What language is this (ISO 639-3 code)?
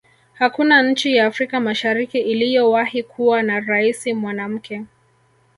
swa